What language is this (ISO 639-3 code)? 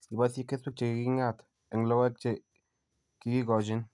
kln